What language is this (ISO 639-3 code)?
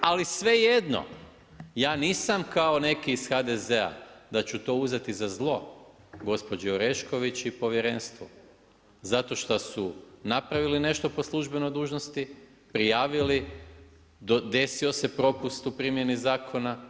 hrv